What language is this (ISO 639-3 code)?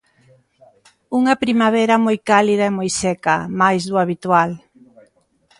glg